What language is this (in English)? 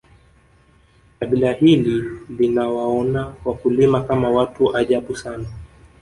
Swahili